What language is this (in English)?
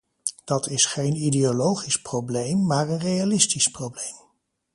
Dutch